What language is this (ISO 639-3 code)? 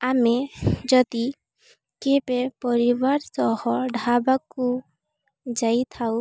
ori